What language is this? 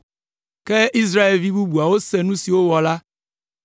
Ewe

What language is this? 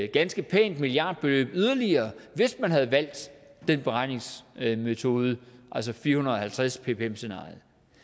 Danish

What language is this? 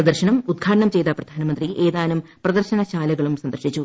Malayalam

